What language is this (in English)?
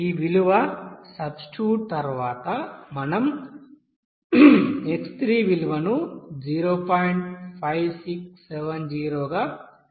Telugu